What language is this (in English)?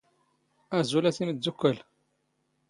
Standard Moroccan Tamazight